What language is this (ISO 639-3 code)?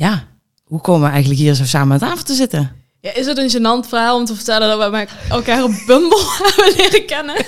nld